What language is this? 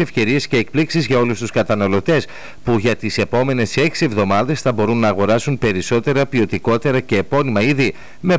Greek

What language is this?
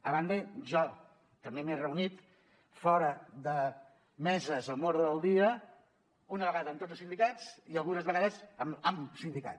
Catalan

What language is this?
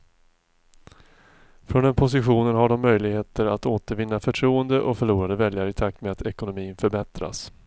Swedish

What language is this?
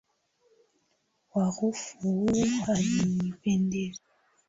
Swahili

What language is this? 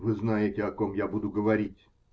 Russian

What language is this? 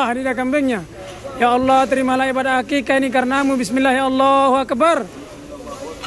Malay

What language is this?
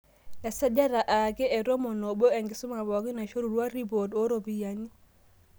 Masai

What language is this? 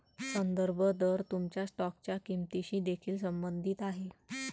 Marathi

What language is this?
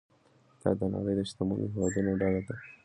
Pashto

